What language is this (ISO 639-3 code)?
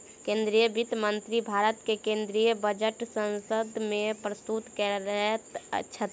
mai